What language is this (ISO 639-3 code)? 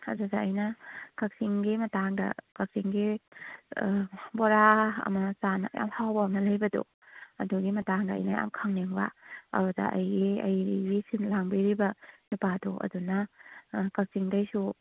mni